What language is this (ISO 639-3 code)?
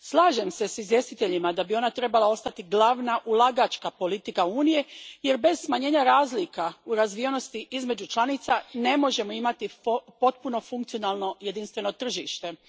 hrv